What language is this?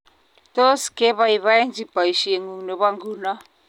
Kalenjin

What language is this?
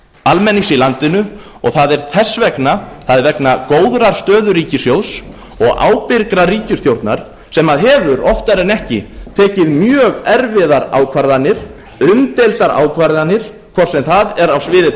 Icelandic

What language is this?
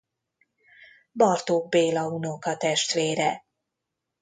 Hungarian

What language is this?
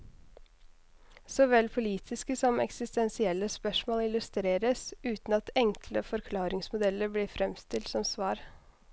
Norwegian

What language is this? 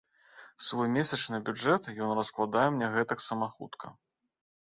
Belarusian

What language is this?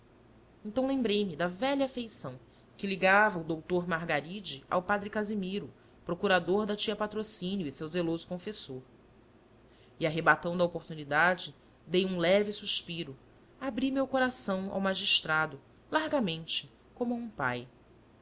Portuguese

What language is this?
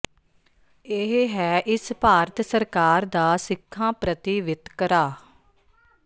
Punjabi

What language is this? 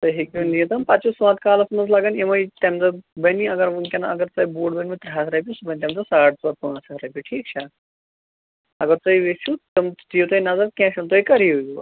Kashmiri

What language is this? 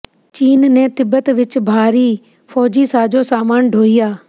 Punjabi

